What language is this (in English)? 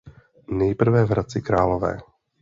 Czech